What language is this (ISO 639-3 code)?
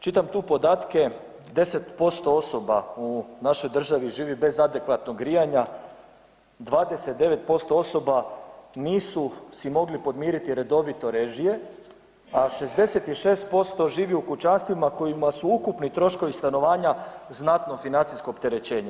hrv